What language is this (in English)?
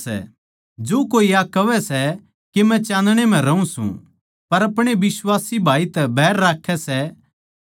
Haryanvi